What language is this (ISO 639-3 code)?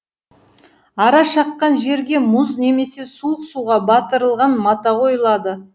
kaz